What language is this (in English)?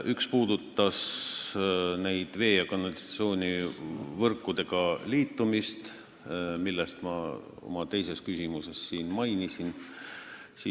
Estonian